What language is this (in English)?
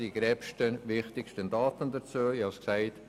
Swiss German